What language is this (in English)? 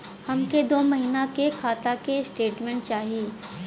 Bhojpuri